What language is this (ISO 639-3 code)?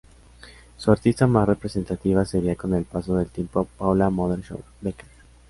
spa